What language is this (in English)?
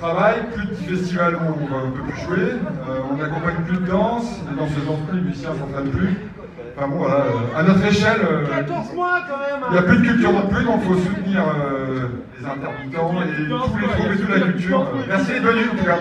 French